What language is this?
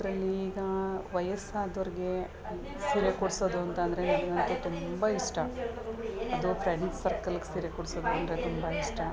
Kannada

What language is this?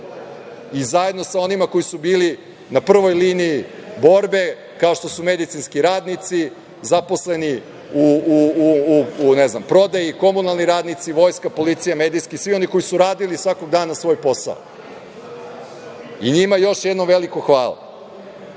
Serbian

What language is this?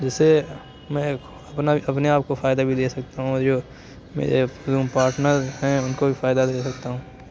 Urdu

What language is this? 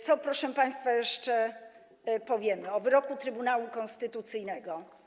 Polish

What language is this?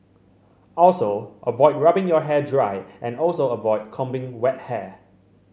English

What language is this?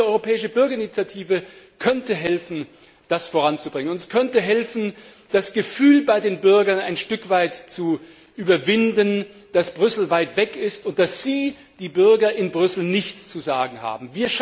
German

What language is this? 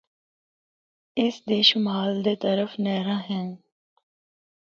Northern Hindko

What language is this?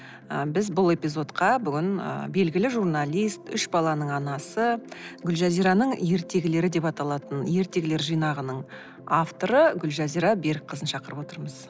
Kazakh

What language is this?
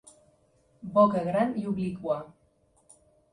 Catalan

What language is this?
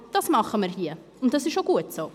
Swiss German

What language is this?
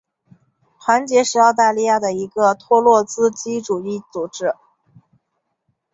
Chinese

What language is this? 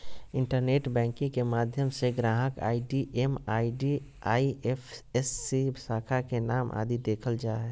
Magahi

